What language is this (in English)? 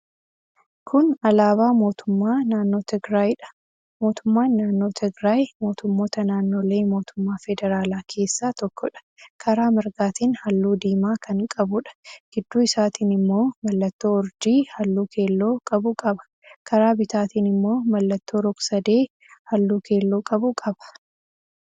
Oromo